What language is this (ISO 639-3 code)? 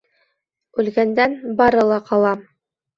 bak